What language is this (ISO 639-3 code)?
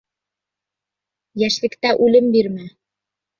bak